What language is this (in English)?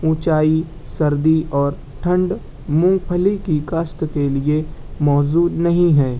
Urdu